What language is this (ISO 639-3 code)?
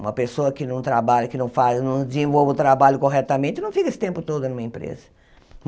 por